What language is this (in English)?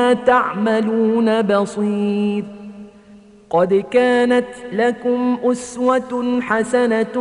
Arabic